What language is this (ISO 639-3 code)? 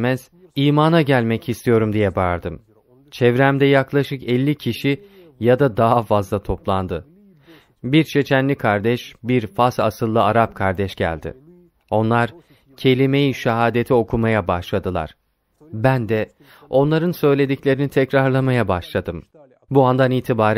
tur